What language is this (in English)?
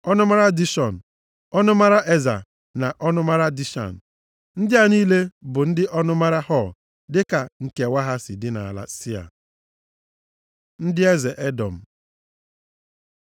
Igbo